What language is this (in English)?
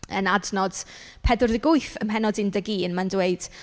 Welsh